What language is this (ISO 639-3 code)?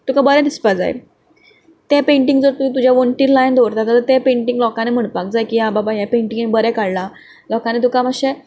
kok